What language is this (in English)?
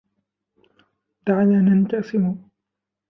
Arabic